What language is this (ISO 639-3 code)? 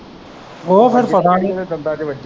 pan